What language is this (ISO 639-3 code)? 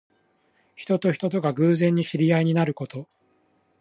jpn